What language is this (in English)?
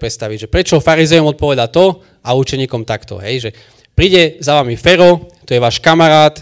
Slovak